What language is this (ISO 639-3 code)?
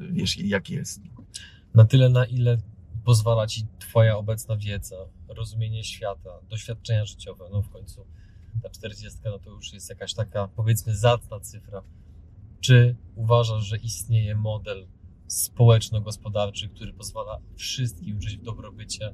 pol